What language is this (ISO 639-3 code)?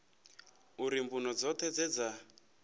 ven